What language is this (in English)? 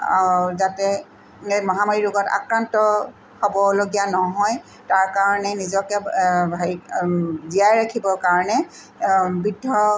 Assamese